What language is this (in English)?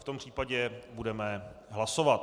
Czech